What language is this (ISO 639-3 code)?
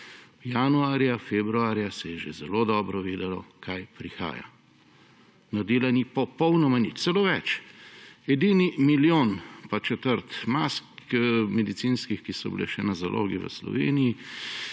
slv